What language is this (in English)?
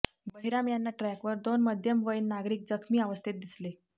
Marathi